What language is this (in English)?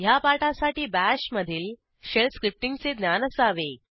Marathi